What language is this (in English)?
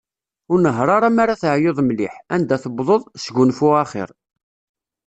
Kabyle